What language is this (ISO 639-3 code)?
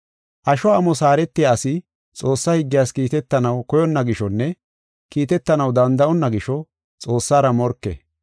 gof